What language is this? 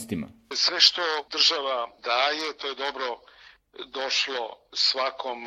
Croatian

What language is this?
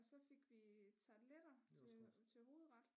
Danish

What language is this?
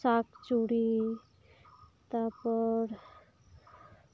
Santali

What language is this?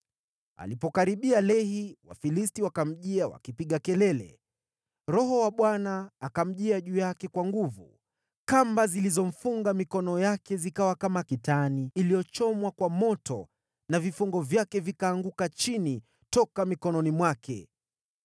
Swahili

